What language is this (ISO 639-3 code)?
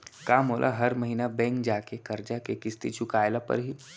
hne